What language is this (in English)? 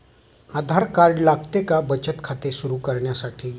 Marathi